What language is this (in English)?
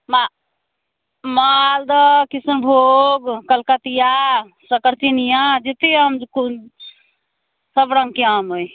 Maithili